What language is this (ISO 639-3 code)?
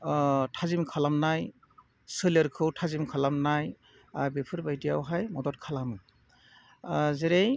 brx